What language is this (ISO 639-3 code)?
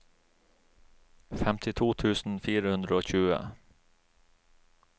nor